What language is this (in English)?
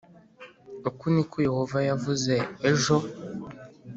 Kinyarwanda